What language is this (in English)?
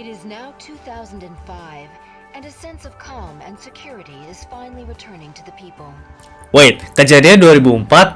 Indonesian